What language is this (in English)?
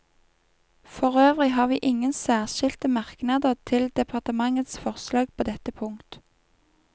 Norwegian